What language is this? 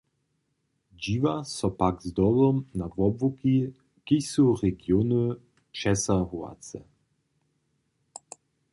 Upper Sorbian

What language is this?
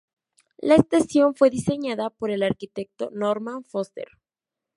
Spanish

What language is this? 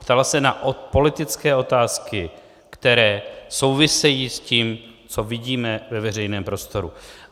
Czech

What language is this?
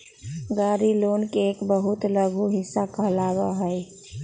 Magahi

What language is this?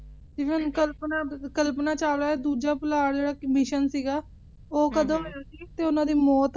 Punjabi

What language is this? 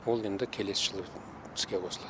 Kazakh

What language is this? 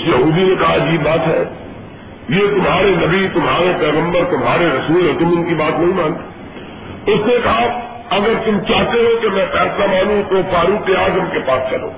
Urdu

